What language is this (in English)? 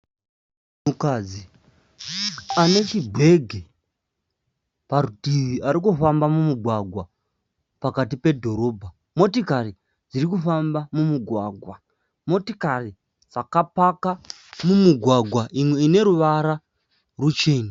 Shona